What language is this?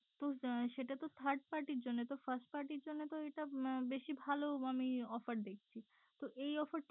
Bangla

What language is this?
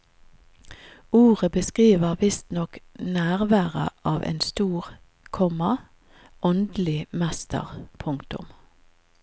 Norwegian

